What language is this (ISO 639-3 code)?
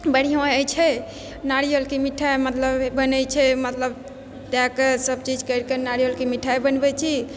mai